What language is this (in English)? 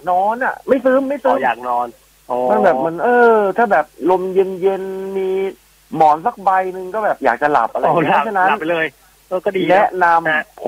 Thai